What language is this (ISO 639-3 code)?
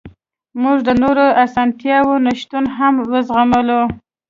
pus